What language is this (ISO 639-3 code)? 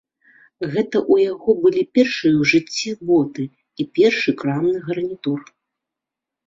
bel